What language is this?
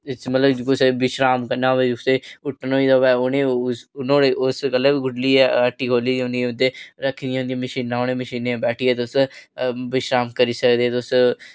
Dogri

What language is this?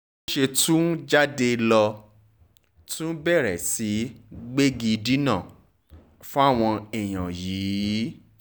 Yoruba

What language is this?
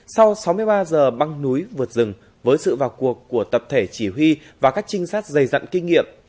Vietnamese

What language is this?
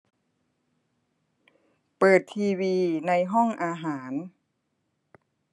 Thai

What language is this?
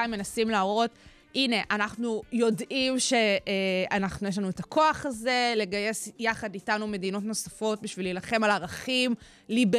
Hebrew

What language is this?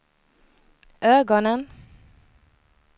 Swedish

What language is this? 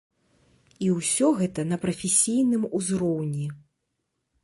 Belarusian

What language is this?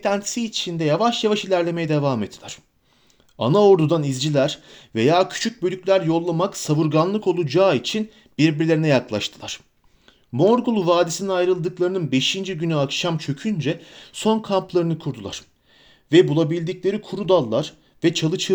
Turkish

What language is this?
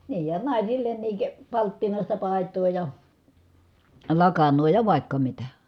Finnish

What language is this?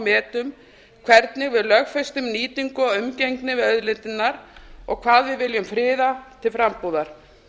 Icelandic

